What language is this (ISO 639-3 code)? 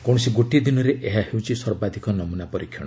ori